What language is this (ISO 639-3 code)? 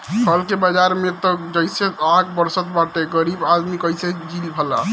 bho